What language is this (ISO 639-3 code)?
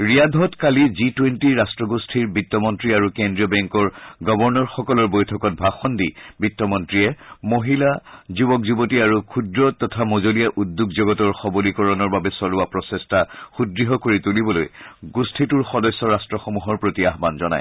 asm